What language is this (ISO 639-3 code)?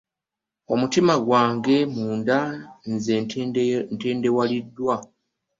lug